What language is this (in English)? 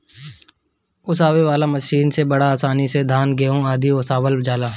Bhojpuri